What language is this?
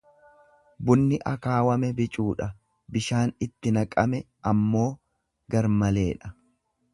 Oromo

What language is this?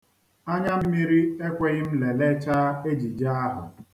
Igbo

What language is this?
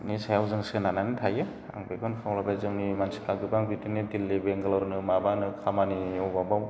Bodo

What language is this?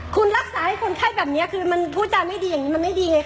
Thai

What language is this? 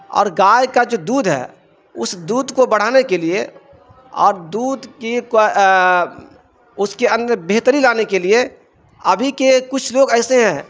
Urdu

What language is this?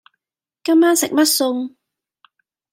Cantonese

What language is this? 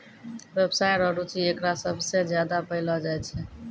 Maithili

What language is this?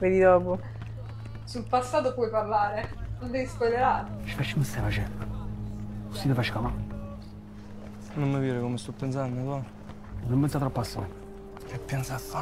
Italian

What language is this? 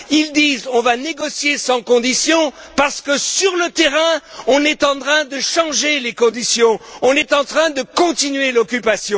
French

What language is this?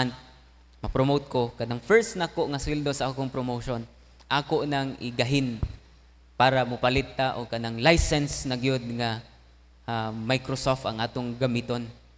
Filipino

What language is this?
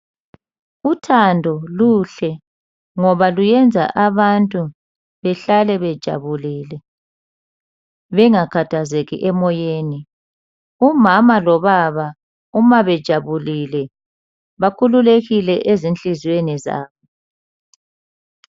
North Ndebele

